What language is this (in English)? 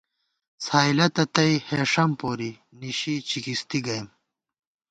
Gawar-Bati